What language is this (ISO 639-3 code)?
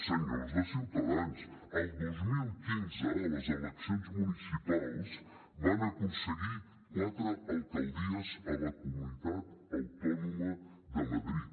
cat